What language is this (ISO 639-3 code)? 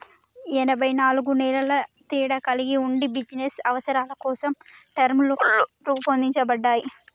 tel